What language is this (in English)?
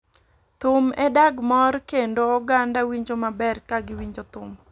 Luo (Kenya and Tanzania)